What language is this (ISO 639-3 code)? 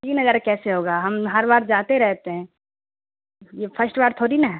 urd